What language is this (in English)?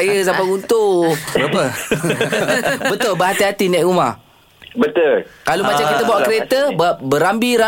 Malay